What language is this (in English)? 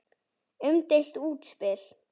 Icelandic